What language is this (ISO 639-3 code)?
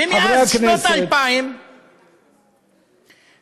heb